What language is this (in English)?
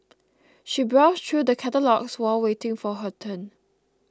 English